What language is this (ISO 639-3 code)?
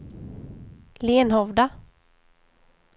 swe